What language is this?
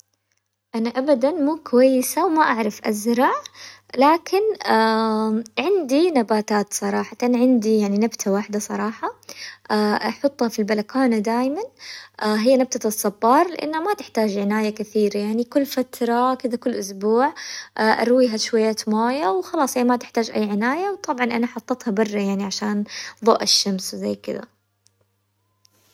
Hijazi Arabic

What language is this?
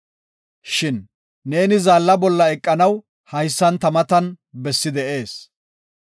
Gofa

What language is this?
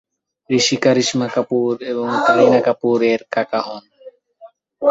Bangla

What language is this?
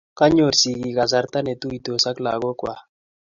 Kalenjin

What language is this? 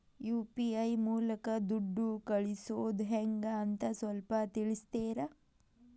Kannada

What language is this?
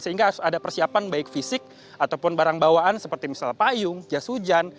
Indonesian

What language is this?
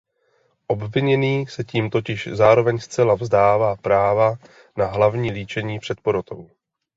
Czech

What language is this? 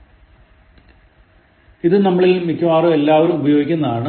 Malayalam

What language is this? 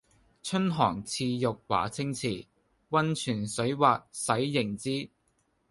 Cantonese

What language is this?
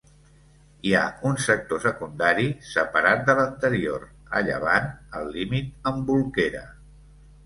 Catalan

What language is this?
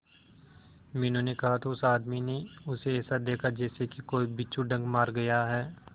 Hindi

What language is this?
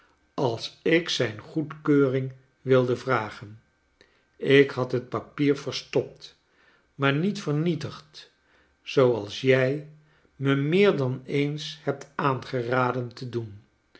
Dutch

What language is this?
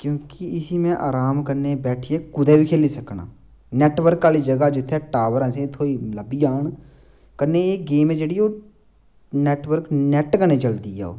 Dogri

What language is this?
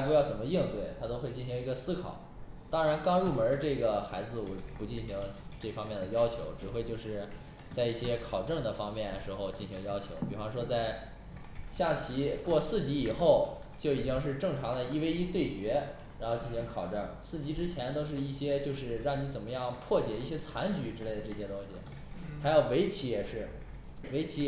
Chinese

